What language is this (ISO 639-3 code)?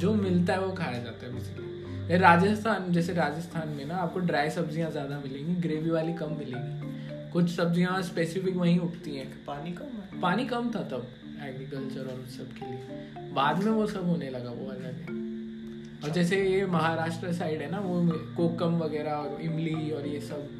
hin